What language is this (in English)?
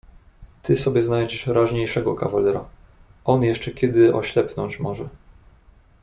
Polish